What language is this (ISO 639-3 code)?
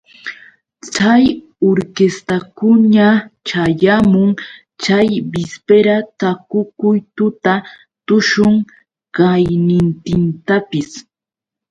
qux